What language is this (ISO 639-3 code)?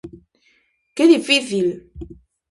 glg